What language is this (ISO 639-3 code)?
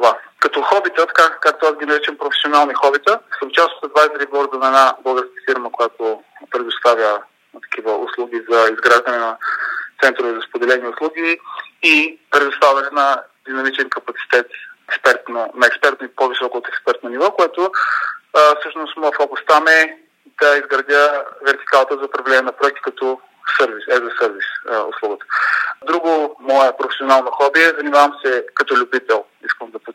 bul